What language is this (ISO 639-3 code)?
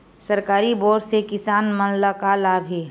hne